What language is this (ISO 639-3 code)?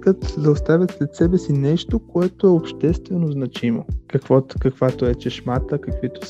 bul